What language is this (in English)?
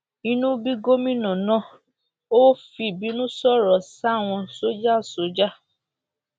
Yoruba